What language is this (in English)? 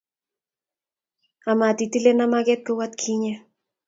Kalenjin